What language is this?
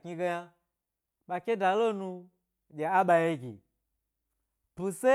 Gbari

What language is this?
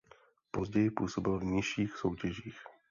Czech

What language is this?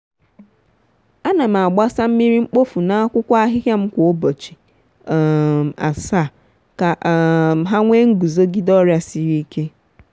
Igbo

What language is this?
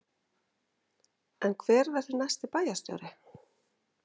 Icelandic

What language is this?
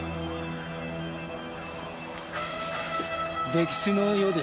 Japanese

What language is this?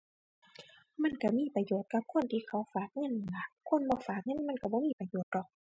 Thai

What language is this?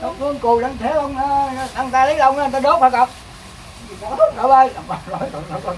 Vietnamese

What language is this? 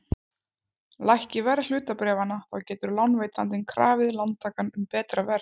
Icelandic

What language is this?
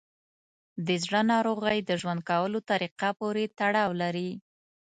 Pashto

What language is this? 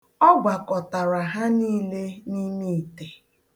Igbo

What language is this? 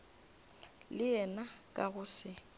Northern Sotho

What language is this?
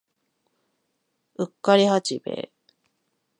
Japanese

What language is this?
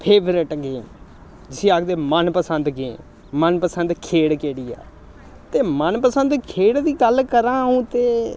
Dogri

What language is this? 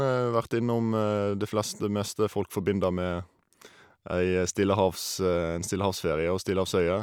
Norwegian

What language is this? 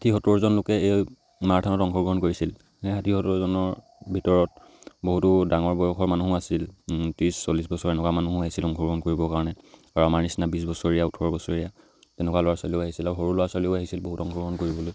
Assamese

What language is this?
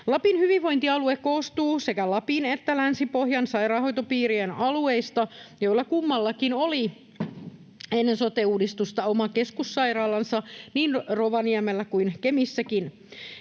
Finnish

